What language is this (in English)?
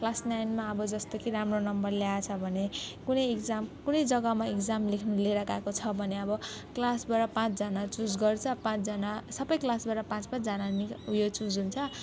Nepali